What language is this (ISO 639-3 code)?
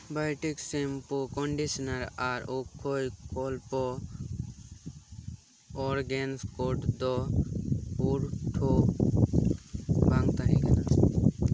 sat